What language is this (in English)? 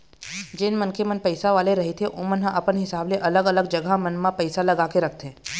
Chhattisgarhi